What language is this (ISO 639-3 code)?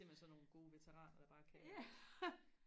dan